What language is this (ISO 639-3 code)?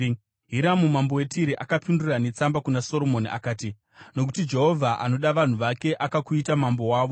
sna